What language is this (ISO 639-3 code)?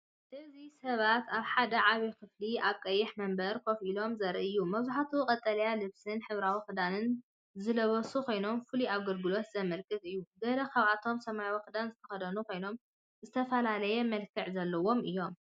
tir